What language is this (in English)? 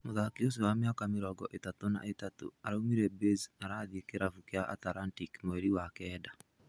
Kikuyu